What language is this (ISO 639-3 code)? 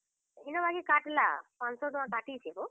ori